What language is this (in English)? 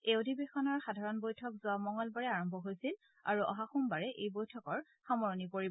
Assamese